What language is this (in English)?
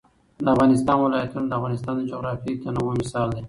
Pashto